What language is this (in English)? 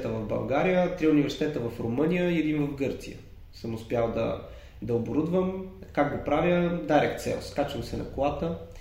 Bulgarian